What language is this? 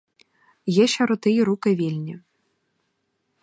Ukrainian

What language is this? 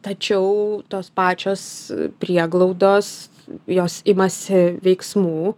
Lithuanian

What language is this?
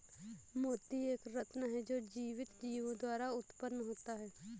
Hindi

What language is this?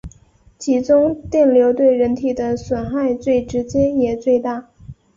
Chinese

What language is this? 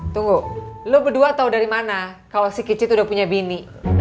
Indonesian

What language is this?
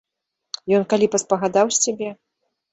Belarusian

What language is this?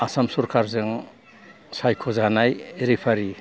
Bodo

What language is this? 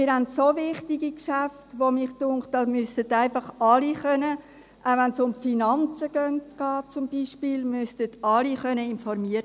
Swiss German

